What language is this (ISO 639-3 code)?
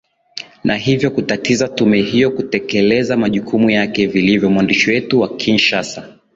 swa